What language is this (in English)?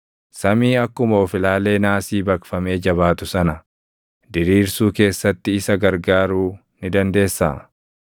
Oromo